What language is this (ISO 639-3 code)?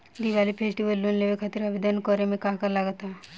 bho